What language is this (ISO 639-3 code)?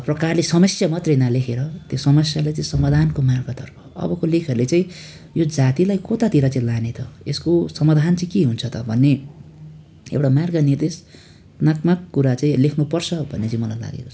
nep